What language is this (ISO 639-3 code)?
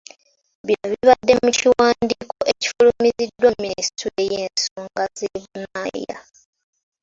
lug